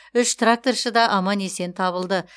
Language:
Kazakh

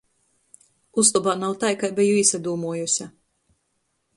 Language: Latgalian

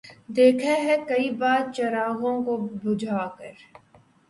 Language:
Urdu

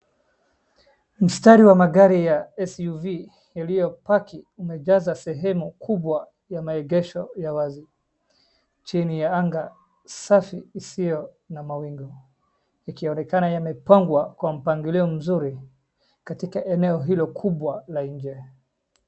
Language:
Swahili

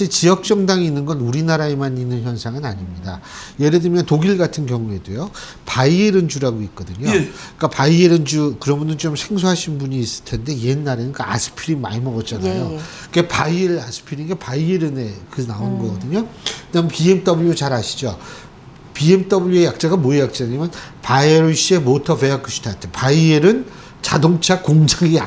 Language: Korean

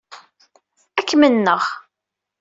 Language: Kabyle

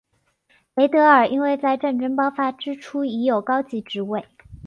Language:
Chinese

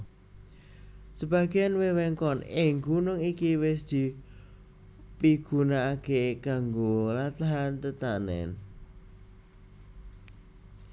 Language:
Javanese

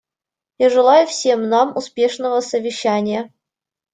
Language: Russian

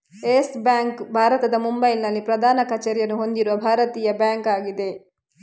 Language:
Kannada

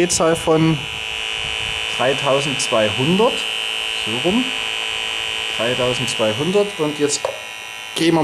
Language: German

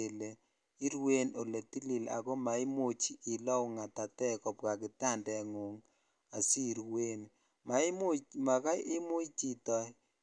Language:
Kalenjin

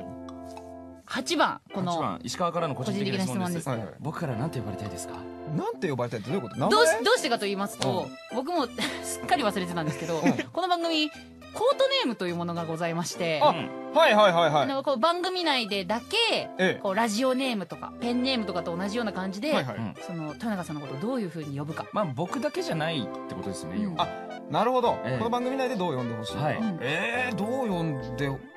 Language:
Japanese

